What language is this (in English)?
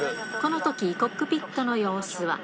Japanese